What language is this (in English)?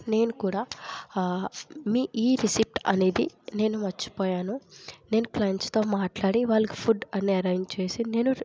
Telugu